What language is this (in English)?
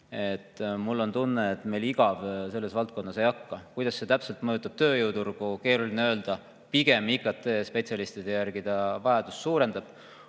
Estonian